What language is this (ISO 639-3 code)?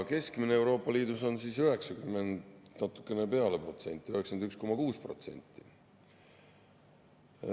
est